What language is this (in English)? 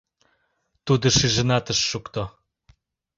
Mari